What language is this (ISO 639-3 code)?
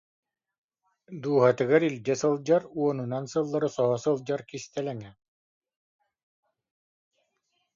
sah